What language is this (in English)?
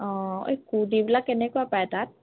Assamese